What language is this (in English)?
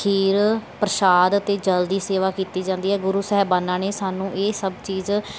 Punjabi